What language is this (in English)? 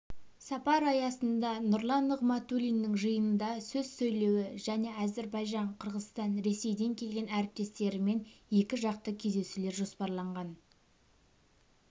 Kazakh